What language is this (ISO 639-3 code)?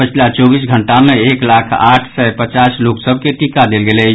mai